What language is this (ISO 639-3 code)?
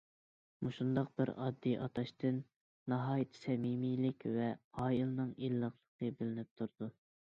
uig